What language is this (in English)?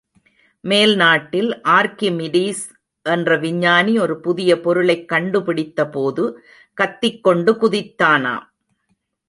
Tamil